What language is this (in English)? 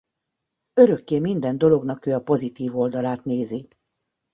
Hungarian